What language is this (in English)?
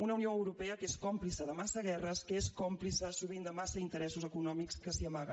Catalan